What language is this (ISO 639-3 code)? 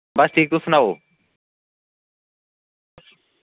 doi